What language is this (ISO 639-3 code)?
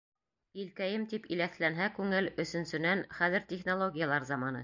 bak